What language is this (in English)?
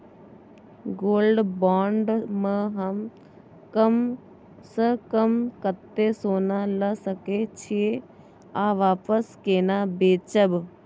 Maithili